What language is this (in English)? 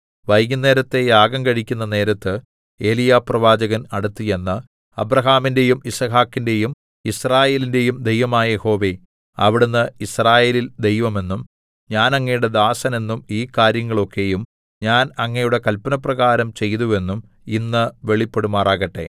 Malayalam